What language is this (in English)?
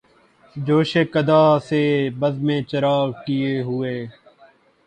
Urdu